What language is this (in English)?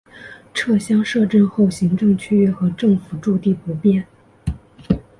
Chinese